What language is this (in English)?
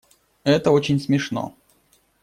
Russian